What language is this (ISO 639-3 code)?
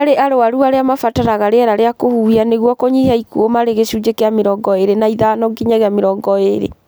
kik